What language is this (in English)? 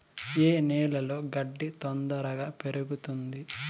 Telugu